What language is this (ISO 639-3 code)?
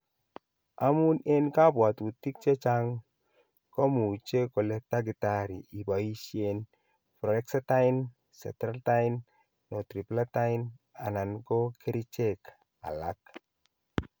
kln